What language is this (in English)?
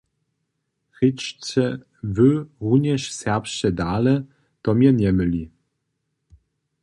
Upper Sorbian